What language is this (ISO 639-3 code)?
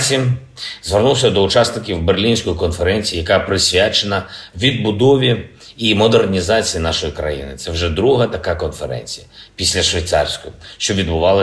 ukr